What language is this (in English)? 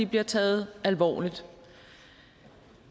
Danish